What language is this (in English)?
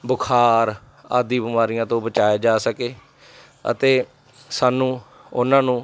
Punjabi